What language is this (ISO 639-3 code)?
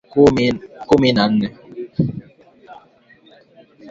swa